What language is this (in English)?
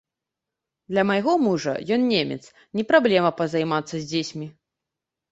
Belarusian